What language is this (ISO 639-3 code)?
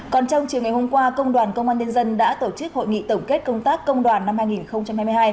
vie